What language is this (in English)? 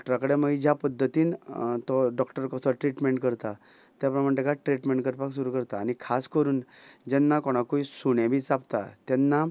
Konkani